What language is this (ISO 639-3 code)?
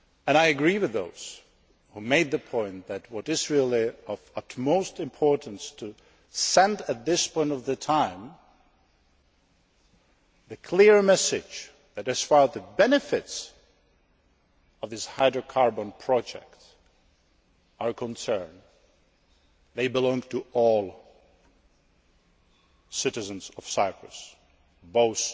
eng